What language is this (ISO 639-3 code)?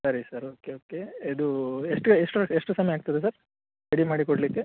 kan